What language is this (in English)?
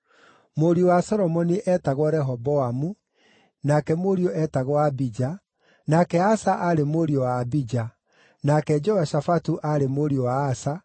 Kikuyu